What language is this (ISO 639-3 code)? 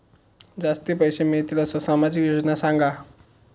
mar